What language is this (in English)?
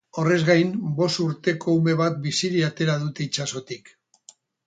Basque